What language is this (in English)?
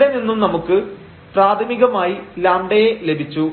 Malayalam